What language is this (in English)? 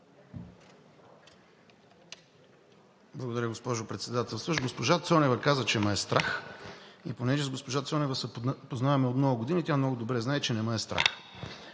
Bulgarian